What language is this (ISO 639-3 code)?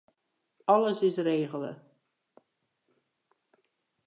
fry